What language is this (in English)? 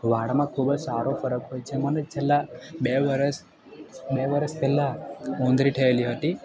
Gujarati